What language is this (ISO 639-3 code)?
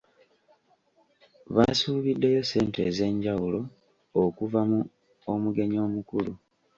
lug